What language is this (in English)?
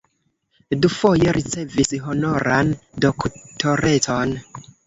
Esperanto